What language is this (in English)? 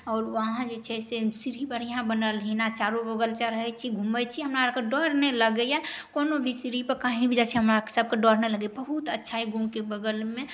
Maithili